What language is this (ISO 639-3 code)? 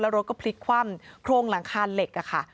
tha